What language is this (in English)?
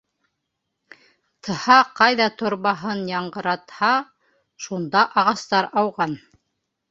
Bashkir